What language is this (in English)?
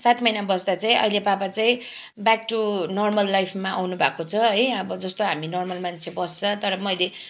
Nepali